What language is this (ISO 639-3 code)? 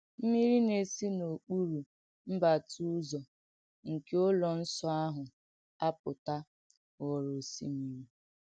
ibo